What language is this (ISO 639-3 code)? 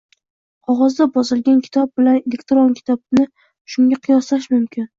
uzb